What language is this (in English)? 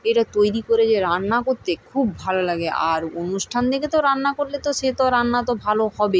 Bangla